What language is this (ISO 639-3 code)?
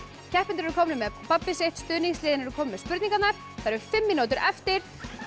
isl